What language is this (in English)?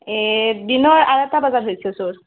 Assamese